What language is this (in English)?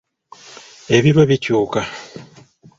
Ganda